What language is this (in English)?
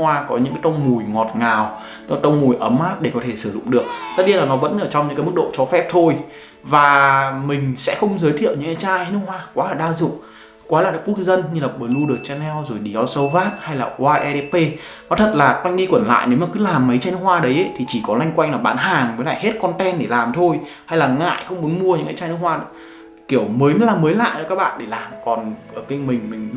Vietnamese